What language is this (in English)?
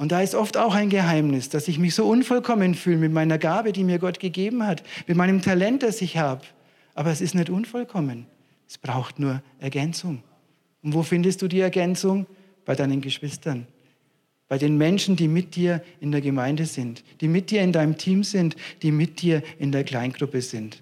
German